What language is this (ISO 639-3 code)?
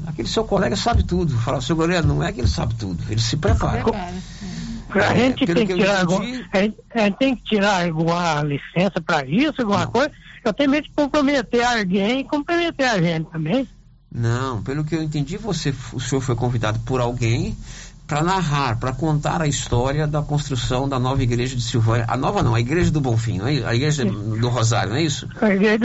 por